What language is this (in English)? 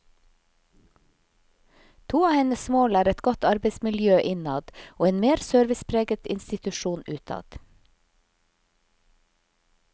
Norwegian